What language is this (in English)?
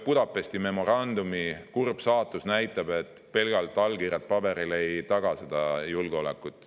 Estonian